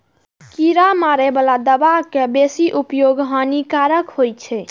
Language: Maithili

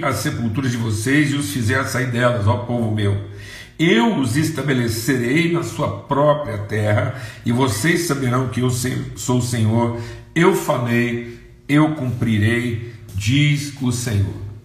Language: Portuguese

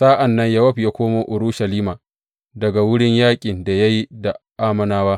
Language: Hausa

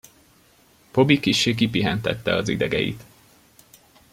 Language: Hungarian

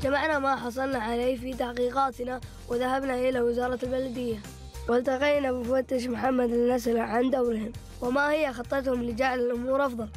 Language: Arabic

